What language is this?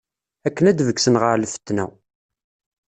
Kabyle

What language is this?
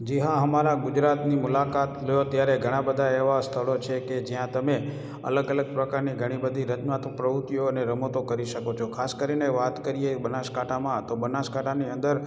Gujarati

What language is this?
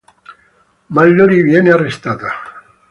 Italian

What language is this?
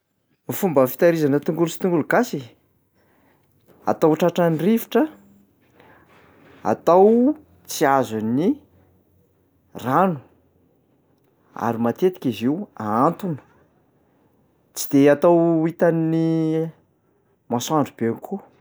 Malagasy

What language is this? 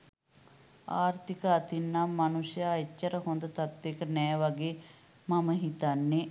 Sinhala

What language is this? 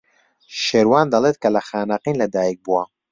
Central Kurdish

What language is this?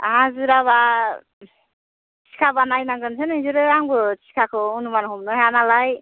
Bodo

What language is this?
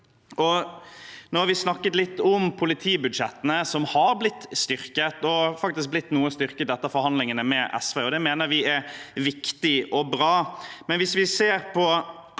Norwegian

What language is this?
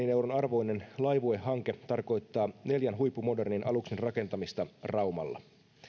Finnish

